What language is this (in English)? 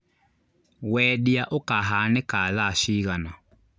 Kikuyu